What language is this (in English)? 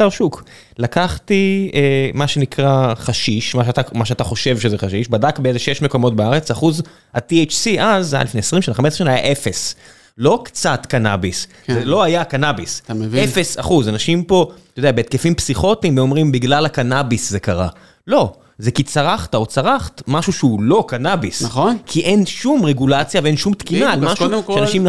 Hebrew